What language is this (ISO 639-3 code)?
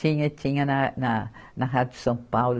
por